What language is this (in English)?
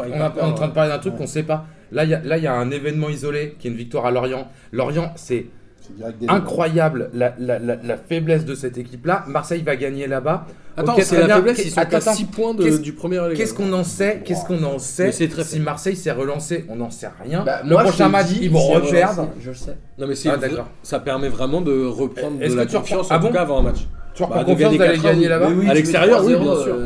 French